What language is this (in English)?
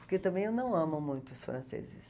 Portuguese